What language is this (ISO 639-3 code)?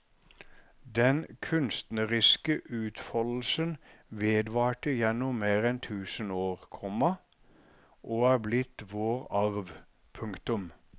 nor